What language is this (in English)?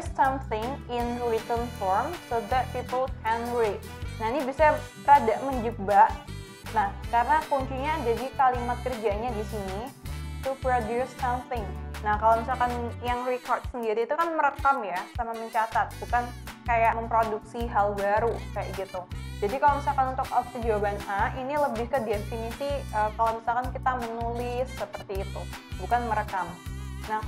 Indonesian